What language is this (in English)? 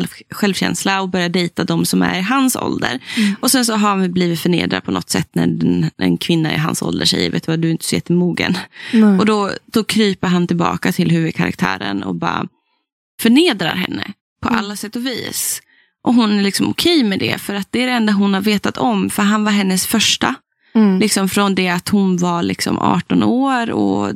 Swedish